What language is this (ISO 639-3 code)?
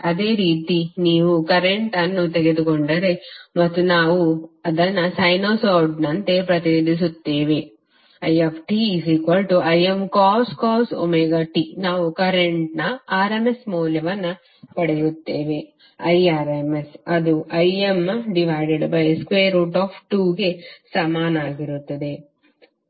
kan